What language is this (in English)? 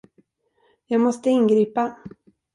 Swedish